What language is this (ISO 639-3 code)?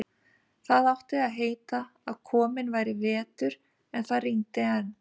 isl